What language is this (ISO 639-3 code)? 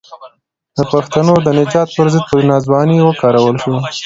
pus